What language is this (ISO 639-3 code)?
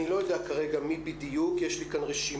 heb